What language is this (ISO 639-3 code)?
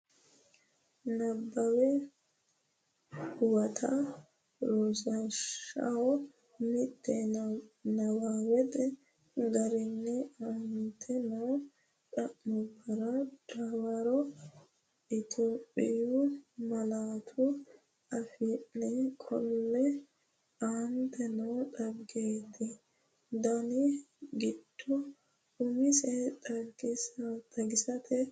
sid